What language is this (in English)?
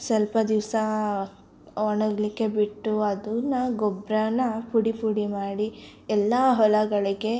Kannada